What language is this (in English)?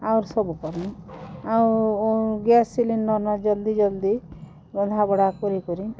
Odia